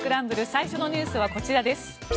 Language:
Japanese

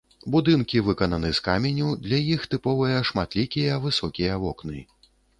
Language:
Belarusian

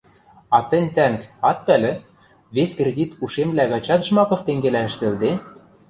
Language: Western Mari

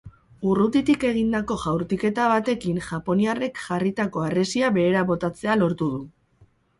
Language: Basque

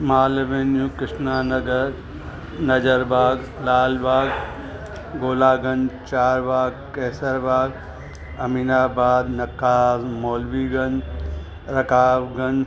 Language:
Sindhi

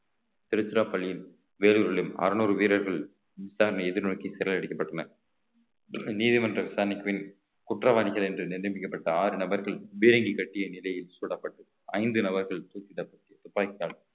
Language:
Tamil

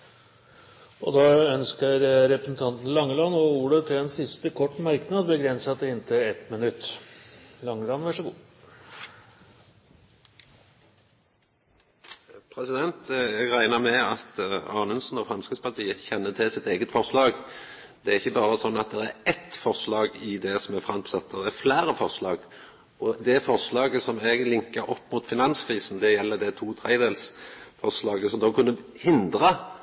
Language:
Norwegian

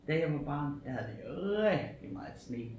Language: Danish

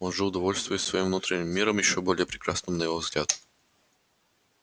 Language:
Russian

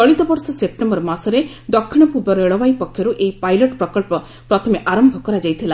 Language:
Odia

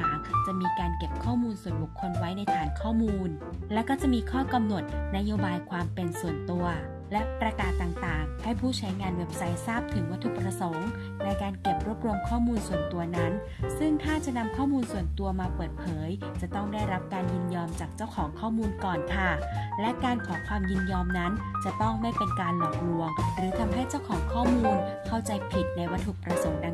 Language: Thai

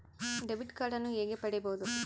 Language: Kannada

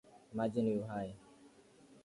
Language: Swahili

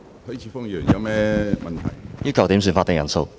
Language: Cantonese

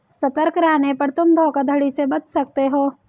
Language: Hindi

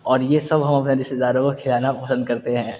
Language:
Urdu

